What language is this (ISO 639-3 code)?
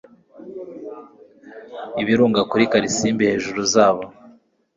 kin